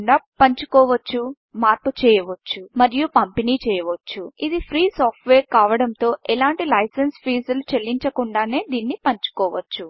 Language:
Telugu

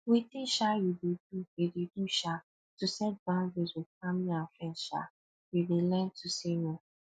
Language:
Nigerian Pidgin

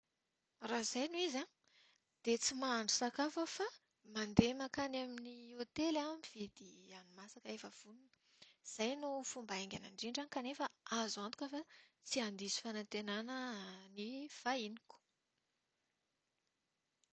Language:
Malagasy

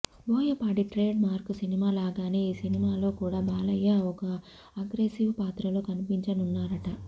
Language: Telugu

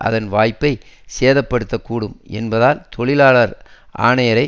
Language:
Tamil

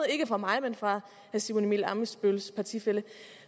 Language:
Danish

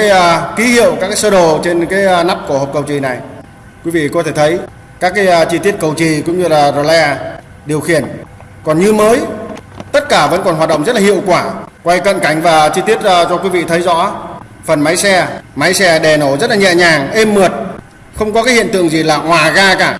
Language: Vietnamese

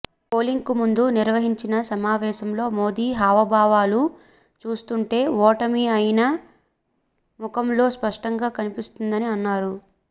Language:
Telugu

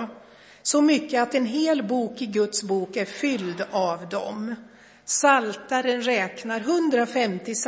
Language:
Swedish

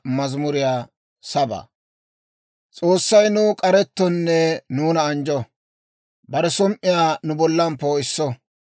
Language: Dawro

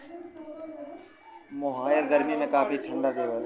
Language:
Bhojpuri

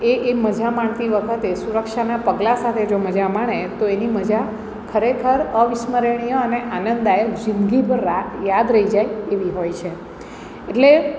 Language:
Gujarati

